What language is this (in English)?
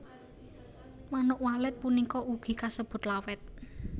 Javanese